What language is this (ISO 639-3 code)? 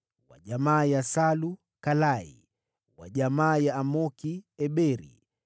swa